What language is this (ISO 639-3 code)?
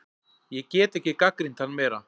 isl